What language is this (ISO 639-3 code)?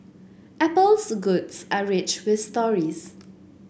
eng